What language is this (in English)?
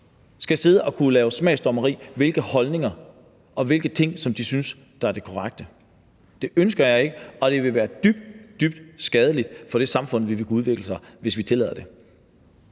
Danish